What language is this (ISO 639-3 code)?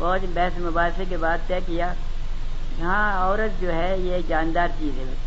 urd